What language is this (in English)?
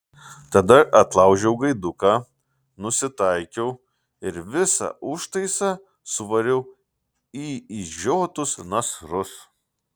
Lithuanian